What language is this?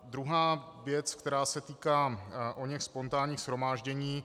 Czech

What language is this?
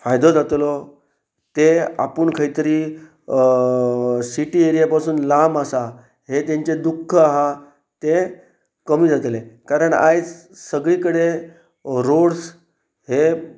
Konkani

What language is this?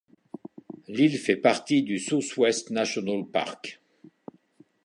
French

